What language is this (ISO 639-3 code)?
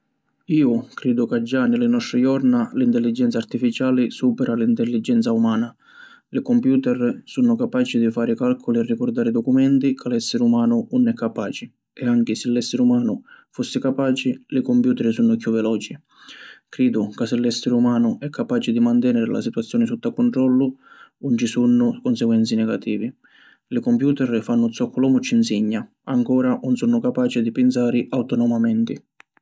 scn